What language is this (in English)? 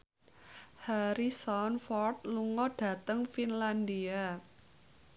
Javanese